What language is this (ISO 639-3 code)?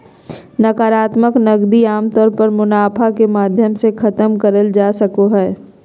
mag